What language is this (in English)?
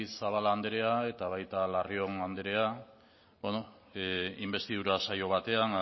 Basque